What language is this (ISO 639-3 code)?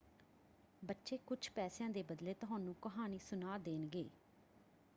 pan